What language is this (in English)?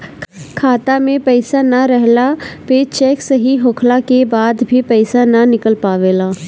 Bhojpuri